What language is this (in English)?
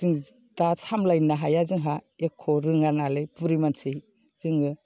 Bodo